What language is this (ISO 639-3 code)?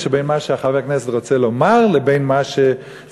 heb